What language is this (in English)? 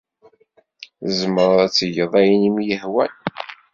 Kabyle